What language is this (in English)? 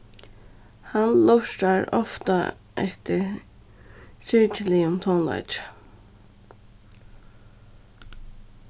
Faroese